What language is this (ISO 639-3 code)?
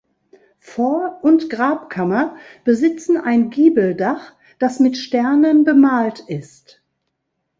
deu